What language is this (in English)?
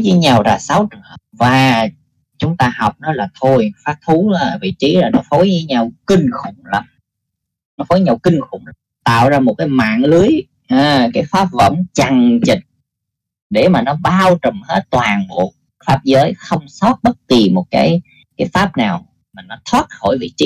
Vietnamese